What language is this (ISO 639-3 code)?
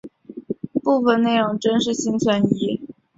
zho